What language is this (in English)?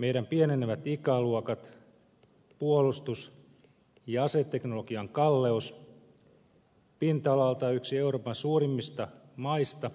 Finnish